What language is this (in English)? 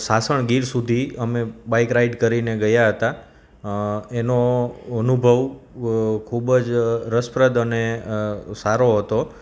Gujarati